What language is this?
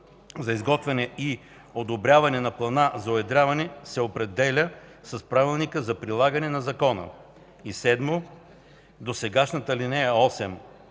Bulgarian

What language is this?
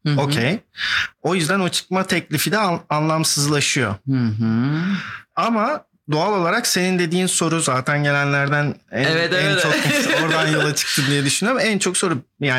Turkish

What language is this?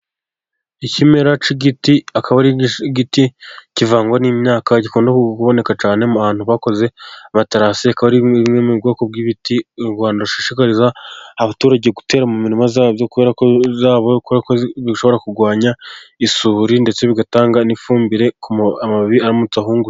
Kinyarwanda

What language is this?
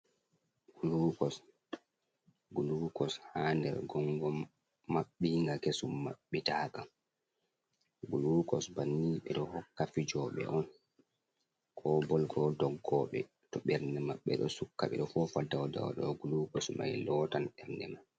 Fula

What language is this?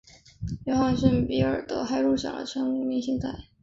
Chinese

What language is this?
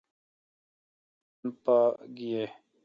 Kalkoti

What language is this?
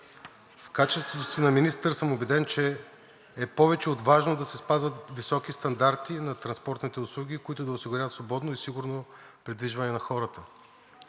Bulgarian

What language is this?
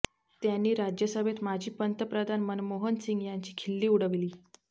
Marathi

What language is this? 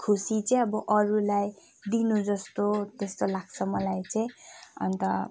Nepali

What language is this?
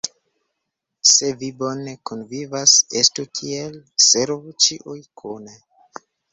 Esperanto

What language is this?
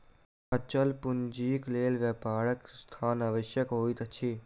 Maithili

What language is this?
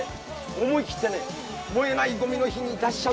Japanese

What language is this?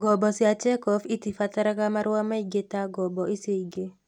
Kikuyu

